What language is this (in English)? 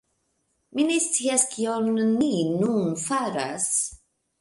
Esperanto